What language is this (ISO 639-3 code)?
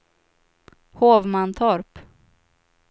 swe